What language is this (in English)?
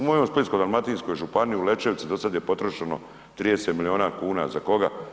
Croatian